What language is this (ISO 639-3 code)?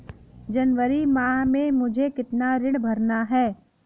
hin